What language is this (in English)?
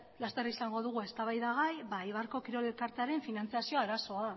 Basque